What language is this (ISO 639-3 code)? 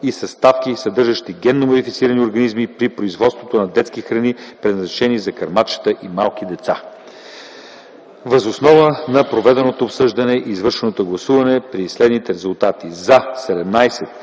bul